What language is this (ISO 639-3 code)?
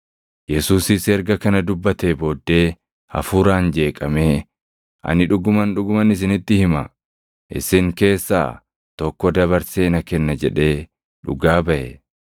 orm